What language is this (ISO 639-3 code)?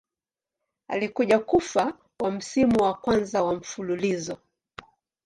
swa